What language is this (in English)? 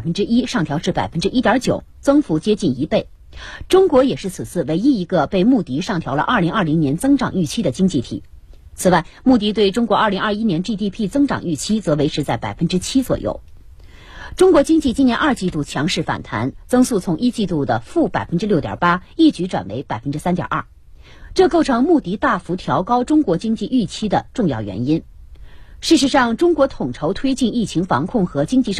Chinese